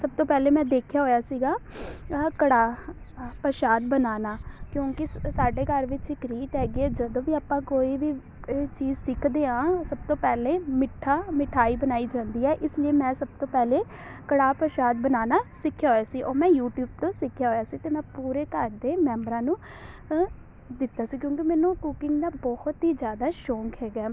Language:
Punjabi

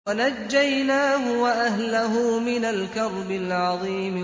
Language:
Arabic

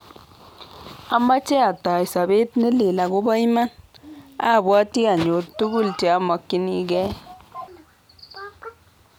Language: Kalenjin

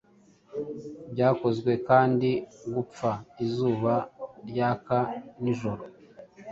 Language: Kinyarwanda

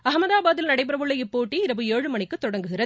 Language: Tamil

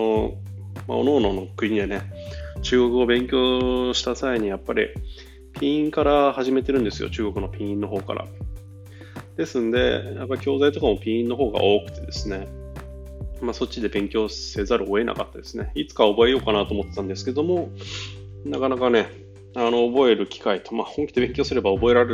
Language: Japanese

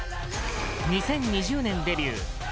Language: Japanese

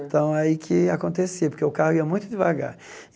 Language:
Portuguese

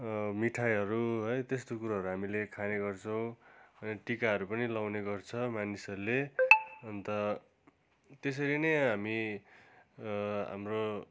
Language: Nepali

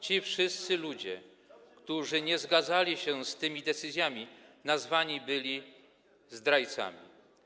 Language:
Polish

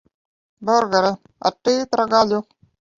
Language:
Latvian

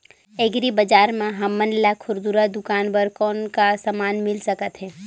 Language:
Chhattisgarhi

